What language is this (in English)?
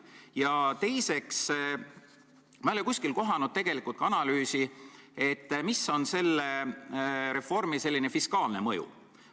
Estonian